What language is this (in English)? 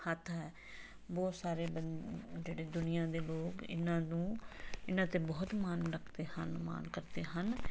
Punjabi